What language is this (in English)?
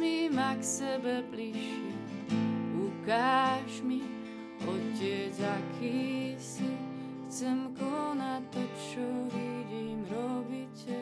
Slovak